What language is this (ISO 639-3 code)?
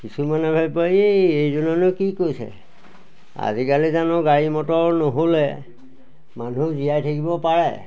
asm